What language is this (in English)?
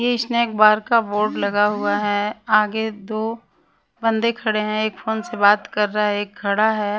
Hindi